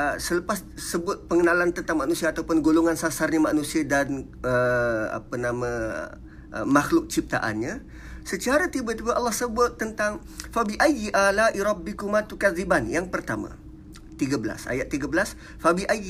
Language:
Malay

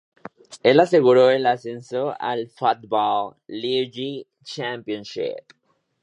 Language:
Spanish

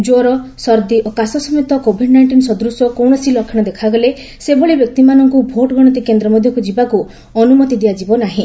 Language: Odia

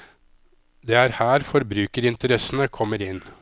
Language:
Norwegian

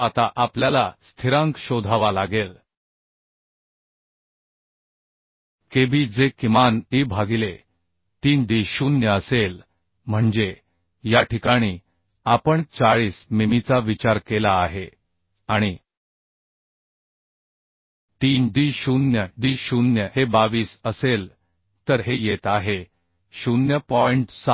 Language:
Marathi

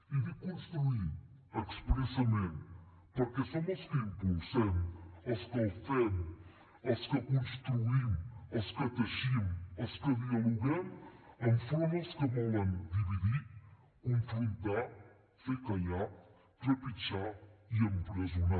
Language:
Catalan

